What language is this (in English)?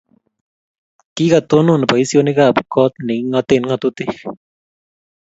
Kalenjin